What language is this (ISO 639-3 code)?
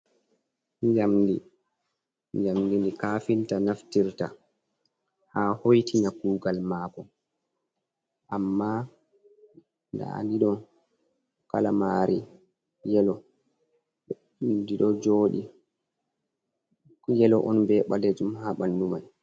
ful